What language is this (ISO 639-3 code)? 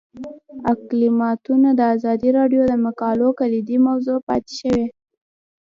pus